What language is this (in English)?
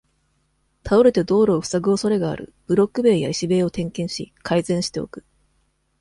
Japanese